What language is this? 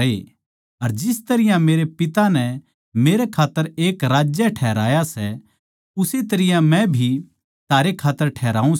Haryanvi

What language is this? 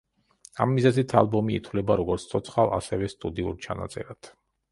Georgian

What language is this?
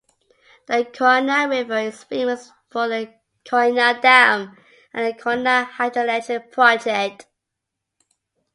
English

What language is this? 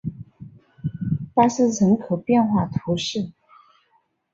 Chinese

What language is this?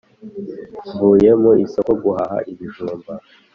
Kinyarwanda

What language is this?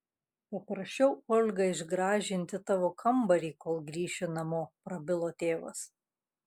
Lithuanian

